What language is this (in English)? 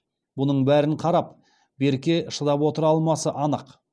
Kazakh